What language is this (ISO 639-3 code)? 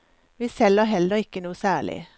nor